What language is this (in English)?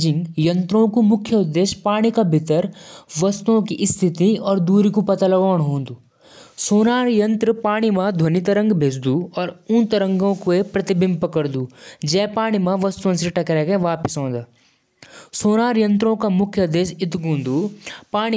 Jaunsari